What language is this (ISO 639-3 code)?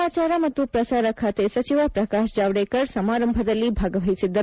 kan